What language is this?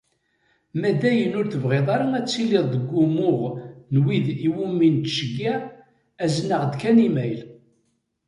Kabyle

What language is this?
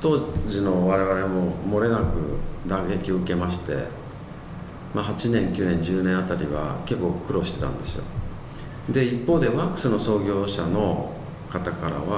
Japanese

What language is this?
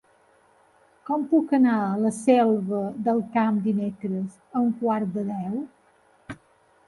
Catalan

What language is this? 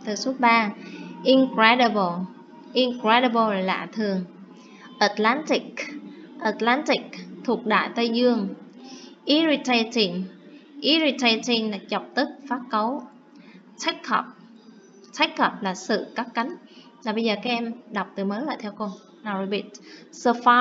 Vietnamese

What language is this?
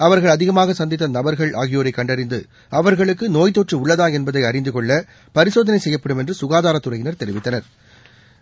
Tamil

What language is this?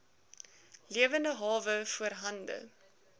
Afrikaans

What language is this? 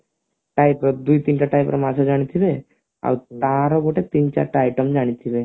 Odia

